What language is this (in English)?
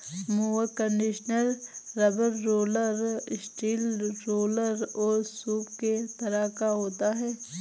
Hindi